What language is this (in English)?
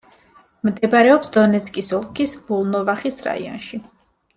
Georgian